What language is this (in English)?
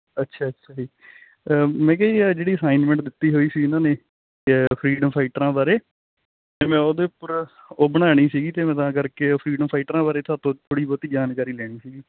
Punjabi